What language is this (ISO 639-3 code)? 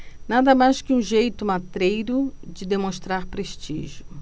por